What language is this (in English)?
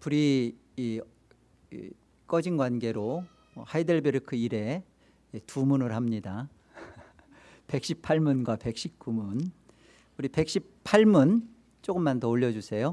Korean